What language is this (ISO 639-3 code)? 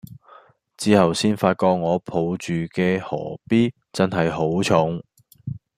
yue